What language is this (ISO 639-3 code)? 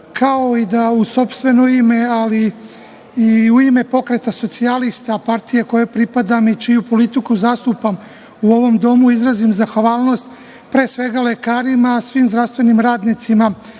srp